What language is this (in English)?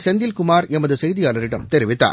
Tamil